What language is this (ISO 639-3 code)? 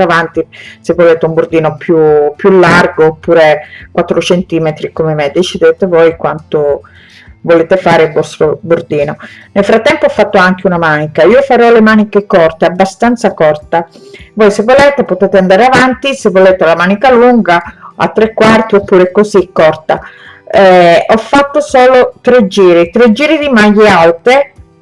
ita